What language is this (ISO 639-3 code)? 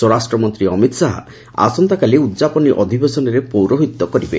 ori